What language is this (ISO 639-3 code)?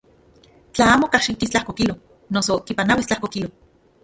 ncx